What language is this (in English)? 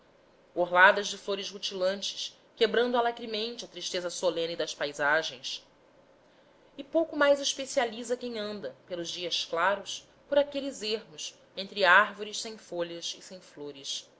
Portuguese